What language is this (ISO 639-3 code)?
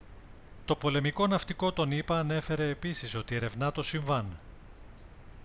ell